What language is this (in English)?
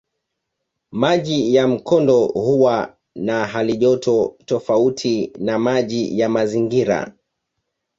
Swahili